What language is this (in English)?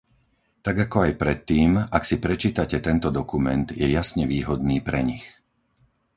Slovak